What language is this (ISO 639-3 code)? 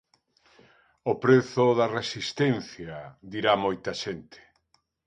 glg